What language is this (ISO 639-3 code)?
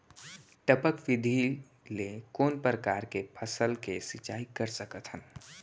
hne